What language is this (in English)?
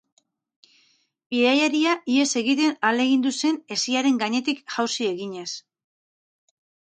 Basque